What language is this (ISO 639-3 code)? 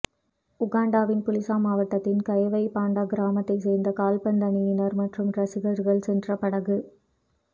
tam